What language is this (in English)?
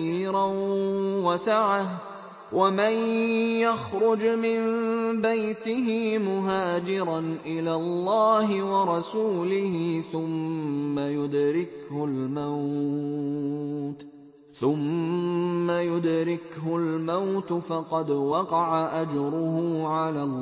Arabic